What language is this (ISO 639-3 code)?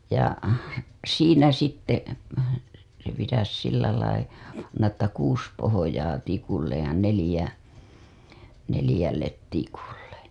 fin